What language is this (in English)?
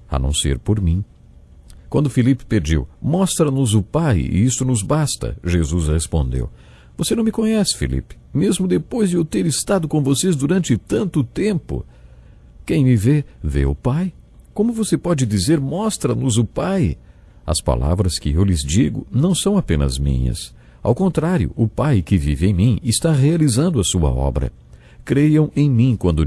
Portuguese